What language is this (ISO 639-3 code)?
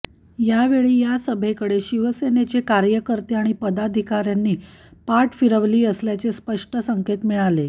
mar